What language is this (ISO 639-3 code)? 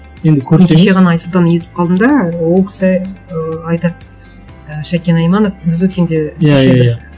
kaz